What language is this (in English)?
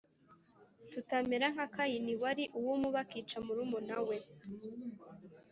Kinyarwanda